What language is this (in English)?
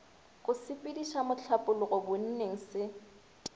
Northern Sotho